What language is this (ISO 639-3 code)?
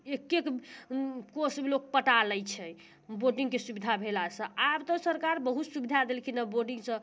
mai